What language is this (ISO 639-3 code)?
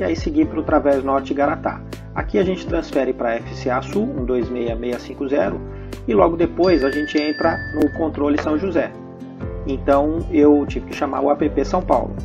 por